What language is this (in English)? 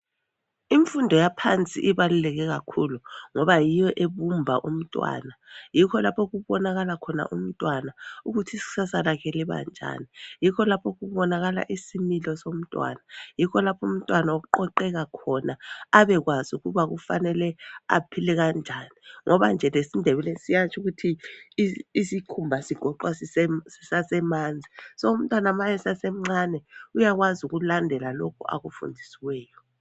North Ndebele